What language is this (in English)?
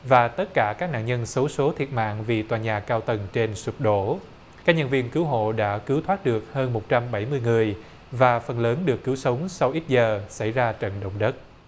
Vietnamese